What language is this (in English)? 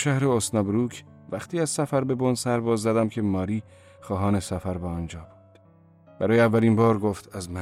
Persian